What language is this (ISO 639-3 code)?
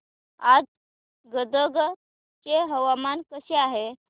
mar